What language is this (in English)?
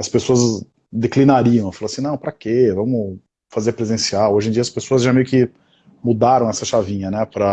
Portuguese